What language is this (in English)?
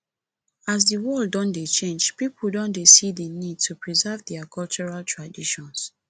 Nigerian Pidgin